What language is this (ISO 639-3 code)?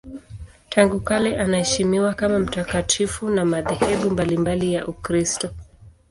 swa